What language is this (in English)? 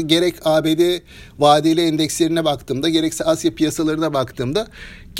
Turkish